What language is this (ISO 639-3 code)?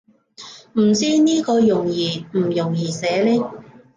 yue